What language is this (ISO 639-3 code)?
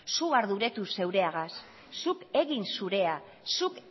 eus